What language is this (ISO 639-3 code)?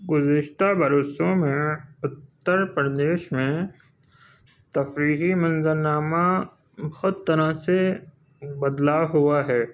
urd